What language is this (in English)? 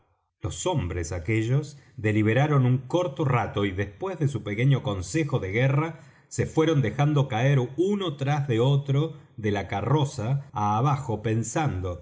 Spanish